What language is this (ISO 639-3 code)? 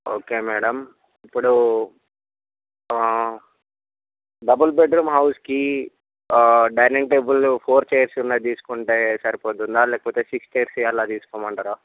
tel